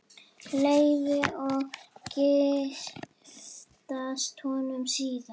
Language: Icelandic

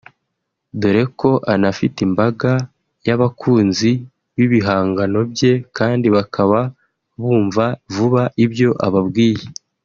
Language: Kinyarwanda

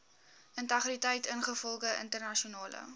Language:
Afrikaans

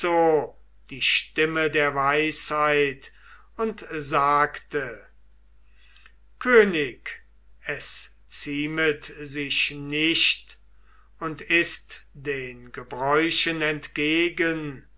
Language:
German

